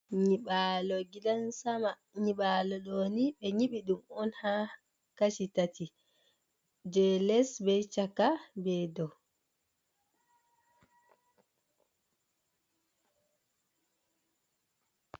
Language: Fula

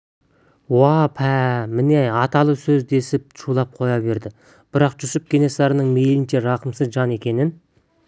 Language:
Kazakh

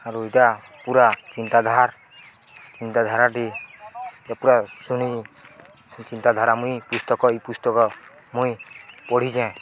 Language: Odia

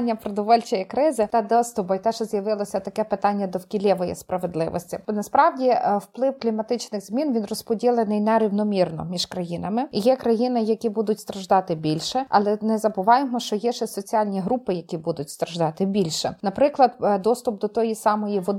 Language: Ukrainian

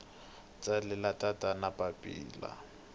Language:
Tsonga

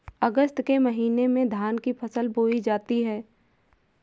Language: Hindi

